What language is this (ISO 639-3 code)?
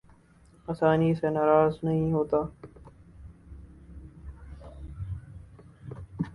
urd